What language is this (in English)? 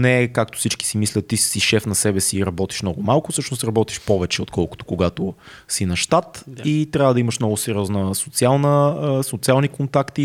Bulgarian